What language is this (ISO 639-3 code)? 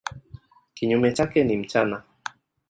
swa